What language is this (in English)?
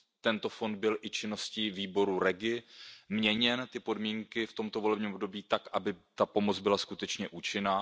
Czech